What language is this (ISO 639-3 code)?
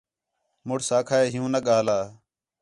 xhe